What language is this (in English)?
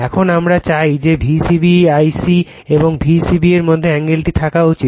Bangla